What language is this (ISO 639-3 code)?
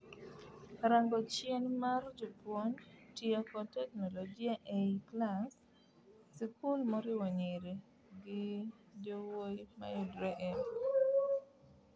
luo